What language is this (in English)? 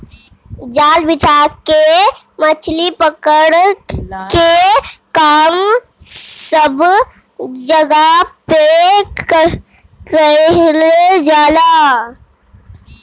Bhojpuri